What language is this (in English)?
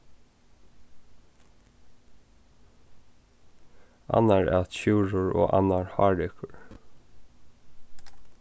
Faroese